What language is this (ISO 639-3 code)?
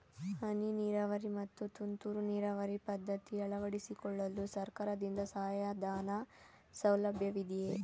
kan